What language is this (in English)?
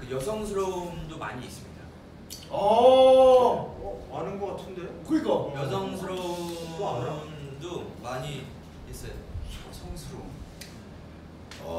Korean